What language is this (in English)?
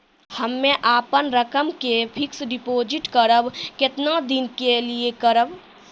Maithili